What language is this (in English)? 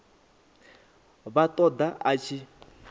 Venda